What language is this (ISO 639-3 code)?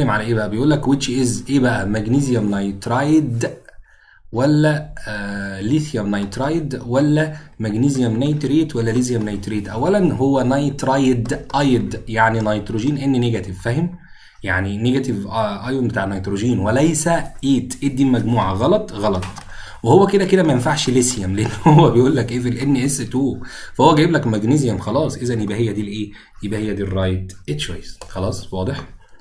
ara